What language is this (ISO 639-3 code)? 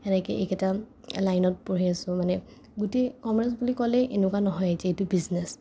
asm